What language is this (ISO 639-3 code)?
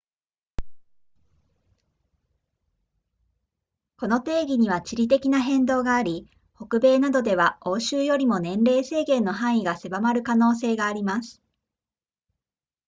jpn